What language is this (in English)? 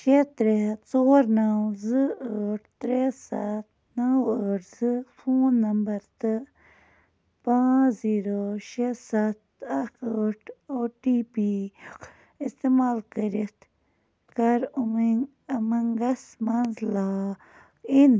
Kashmiri